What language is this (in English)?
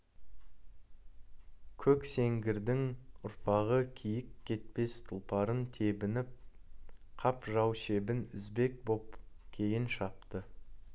Kazakh